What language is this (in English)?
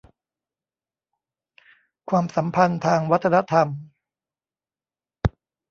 Thai